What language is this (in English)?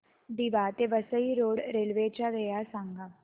Marathi